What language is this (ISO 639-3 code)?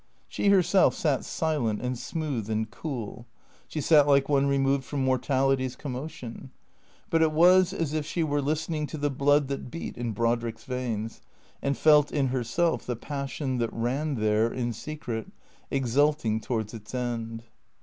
eng